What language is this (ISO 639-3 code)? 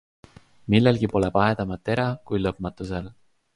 est